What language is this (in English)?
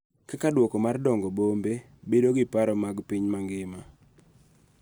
Luo (Kenya and Tanzania)